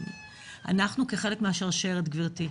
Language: Hebrew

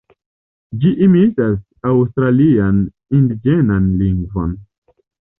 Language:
Esperanto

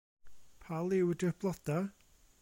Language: Welsh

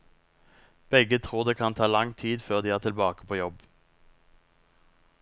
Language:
Norwegian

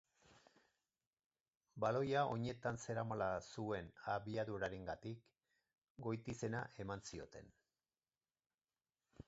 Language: Basque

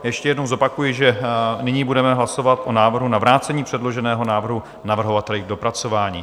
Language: Czech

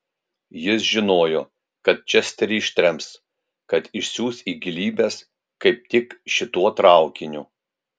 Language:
Lithuanian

